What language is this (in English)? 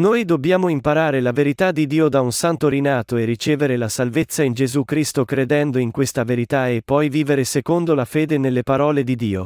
Italian